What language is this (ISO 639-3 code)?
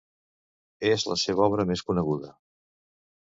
cat